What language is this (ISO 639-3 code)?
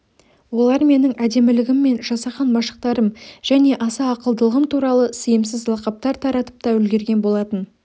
kaz